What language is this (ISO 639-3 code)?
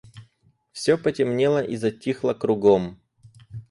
rus